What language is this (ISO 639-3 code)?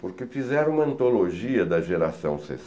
por